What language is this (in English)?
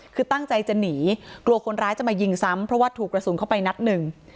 Thai